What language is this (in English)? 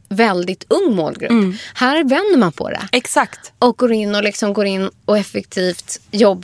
Swedish